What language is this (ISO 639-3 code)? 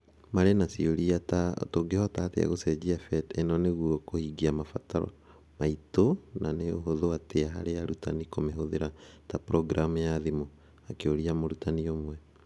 kik